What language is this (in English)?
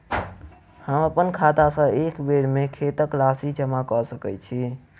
Maithili